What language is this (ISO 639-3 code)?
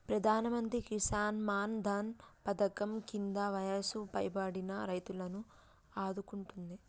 tel